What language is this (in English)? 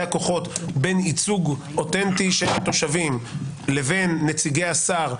Hebrew